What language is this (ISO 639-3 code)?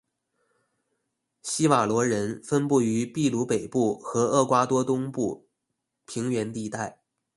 zho